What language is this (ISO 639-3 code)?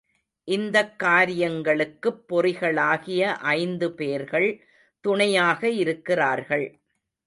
tam